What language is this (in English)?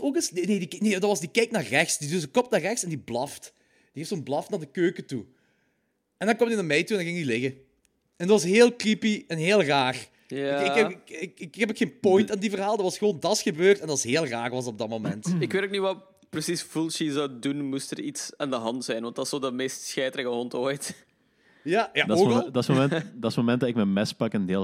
Dutch